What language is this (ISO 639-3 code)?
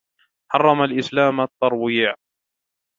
ara